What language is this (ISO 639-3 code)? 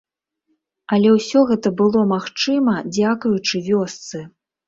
bel